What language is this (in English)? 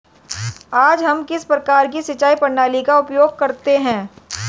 Hindi